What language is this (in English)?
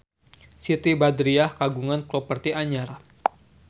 Sundanese